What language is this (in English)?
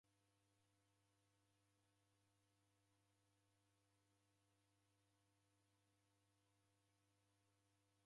Taita